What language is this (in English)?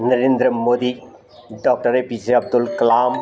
Gujarati